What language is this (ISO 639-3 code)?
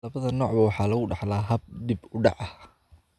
som